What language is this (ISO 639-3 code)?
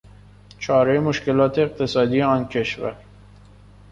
fas